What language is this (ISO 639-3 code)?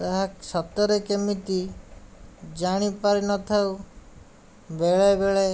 ori